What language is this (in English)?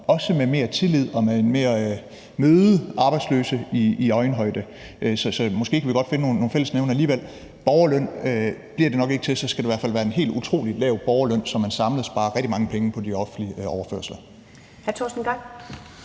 Danish